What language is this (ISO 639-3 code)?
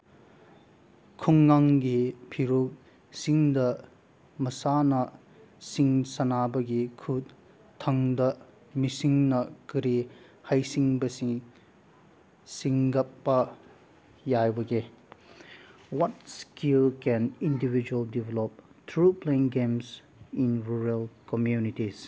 mni